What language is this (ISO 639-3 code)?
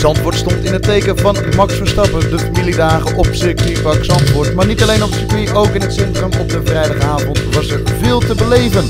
nld